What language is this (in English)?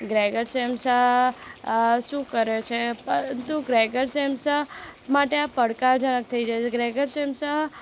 Gujarati